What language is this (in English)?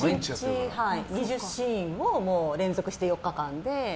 Japanese